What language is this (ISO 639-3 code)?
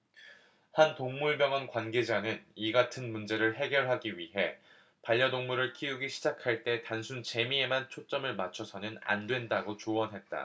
kor